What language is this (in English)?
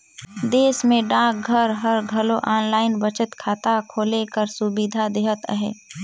Chhattisgarhi